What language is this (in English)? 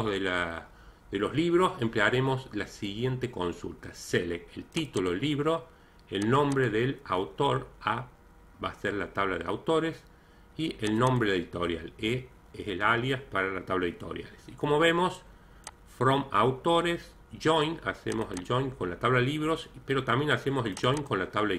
Spanish